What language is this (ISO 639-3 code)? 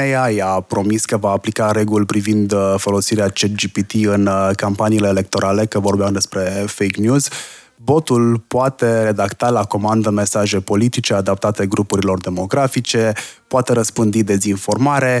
ron